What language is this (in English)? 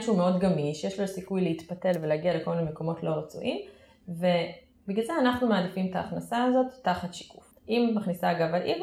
Hebrew